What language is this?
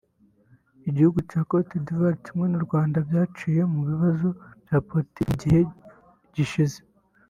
Kinyarwanda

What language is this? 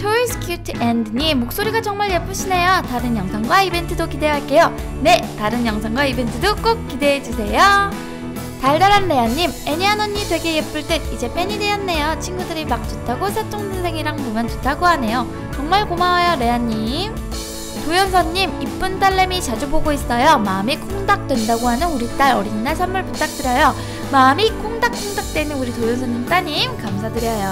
Korean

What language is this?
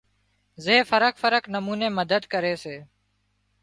Wadiyara Koli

